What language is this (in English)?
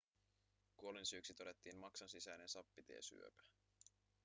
Finnish